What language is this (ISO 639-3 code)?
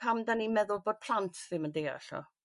cym